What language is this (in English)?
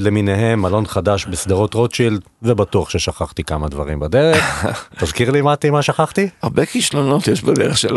Hebrew